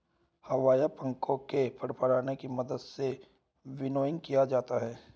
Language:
Hindi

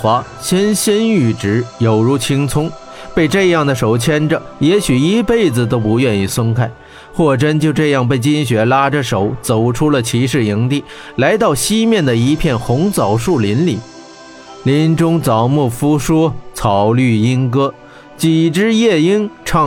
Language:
Chinese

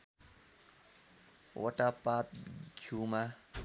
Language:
Nepali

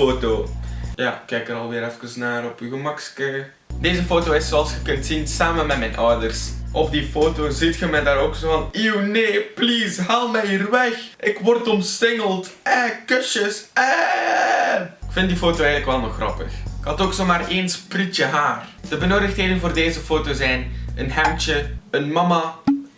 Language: Dutch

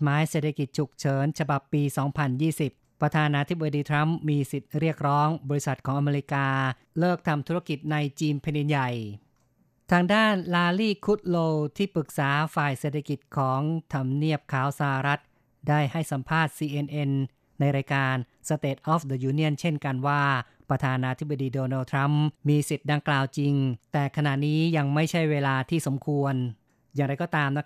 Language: Thai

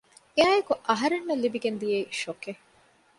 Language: Divehi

